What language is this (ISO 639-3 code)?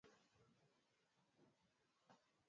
swa